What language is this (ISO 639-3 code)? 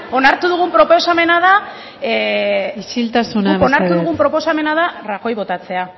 eus